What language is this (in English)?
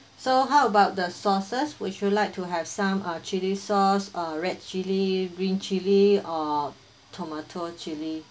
English